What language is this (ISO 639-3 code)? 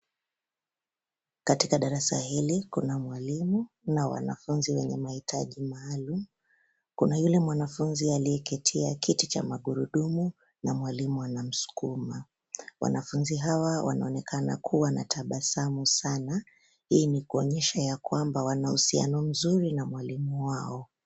swa